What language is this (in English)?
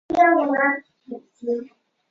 Chinese